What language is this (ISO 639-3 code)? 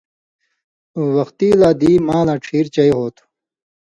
mvy